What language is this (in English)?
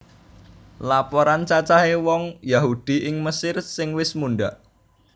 Javanese